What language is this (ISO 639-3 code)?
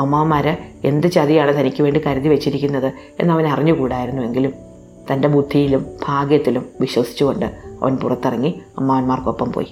mal